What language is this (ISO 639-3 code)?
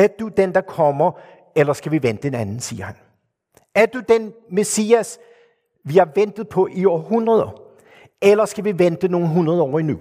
dan